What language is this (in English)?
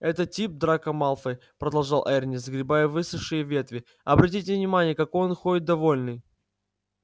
Russian